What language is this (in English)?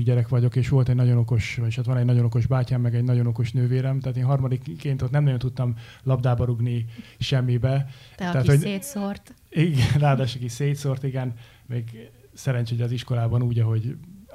Hungarian